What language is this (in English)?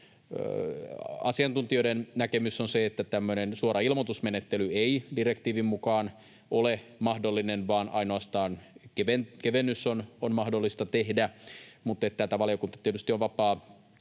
Finnish